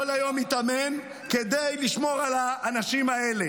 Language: Hebrew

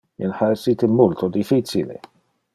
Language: Interlingua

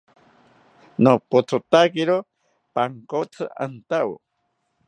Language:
South Ucayali Ashéninka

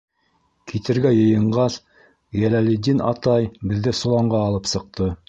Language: Bashkir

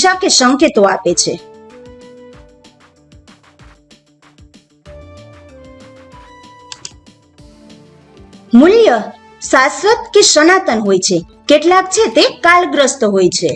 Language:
Gujarati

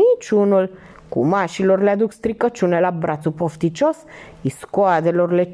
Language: Romanian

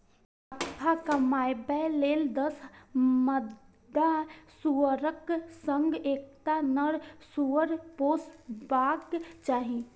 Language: Maithili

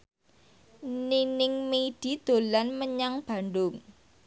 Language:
Javanese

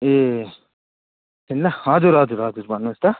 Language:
Nepali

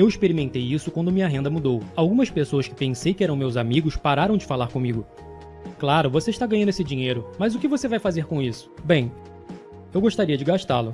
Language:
Portuguese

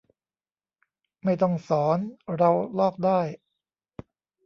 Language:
Thai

